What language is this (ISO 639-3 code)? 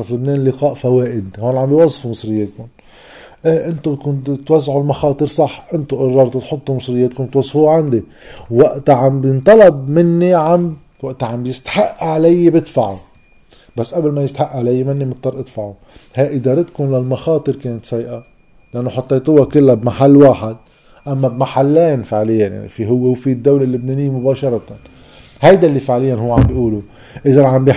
ara